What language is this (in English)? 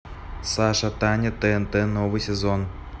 Russian